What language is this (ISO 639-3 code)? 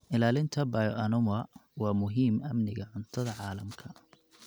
som